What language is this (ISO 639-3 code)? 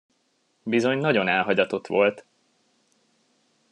hun